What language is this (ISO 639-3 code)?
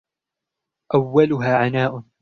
ara